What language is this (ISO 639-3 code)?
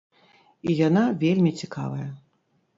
bel